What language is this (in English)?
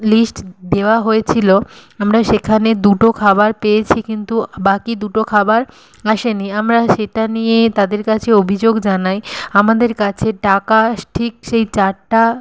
Bangla